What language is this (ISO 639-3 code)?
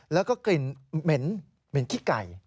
tha